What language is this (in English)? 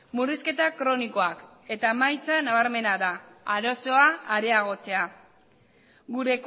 Basque